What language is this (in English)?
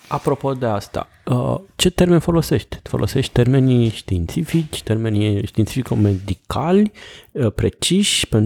Romanian